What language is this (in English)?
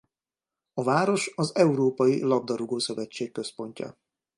Hungarian